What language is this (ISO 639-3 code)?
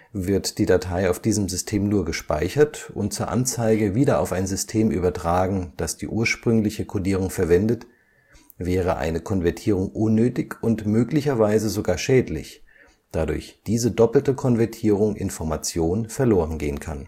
deu